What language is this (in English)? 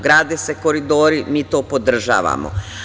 Serbian